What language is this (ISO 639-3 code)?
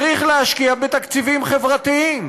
heb